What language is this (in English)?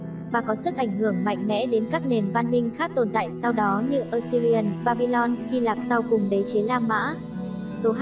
Vietnamese